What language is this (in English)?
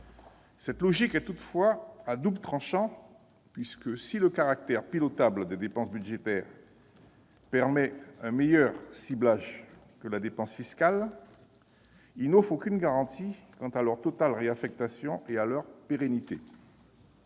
French